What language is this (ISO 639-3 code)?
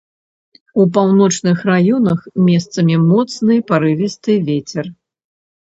bel